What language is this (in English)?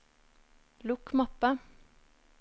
Norwegian